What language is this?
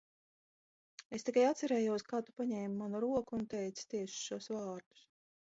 Latvian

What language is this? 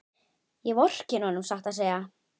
Icelandic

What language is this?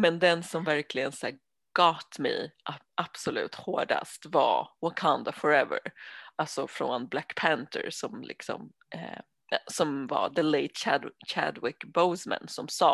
Swedish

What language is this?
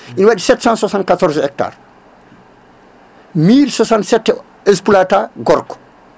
Fula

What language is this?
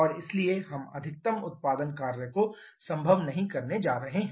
Hindi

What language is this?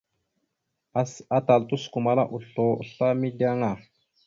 Mada (Cameroon)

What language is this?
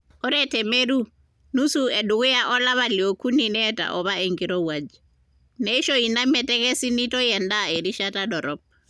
Masai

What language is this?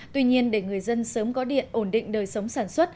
Vietnamese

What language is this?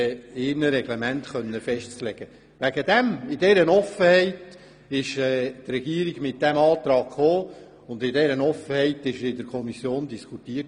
Swiss German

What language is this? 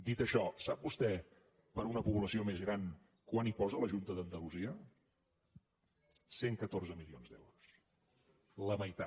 Catalan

